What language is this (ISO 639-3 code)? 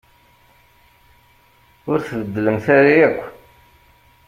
kab